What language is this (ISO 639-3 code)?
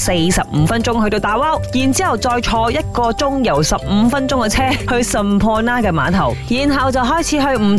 zho